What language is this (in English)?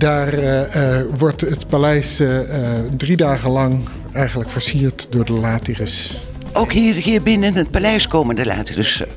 Dutch